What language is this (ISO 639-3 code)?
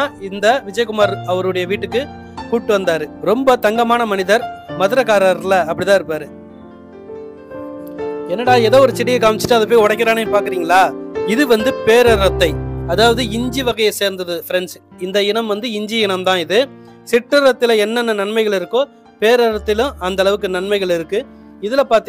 ara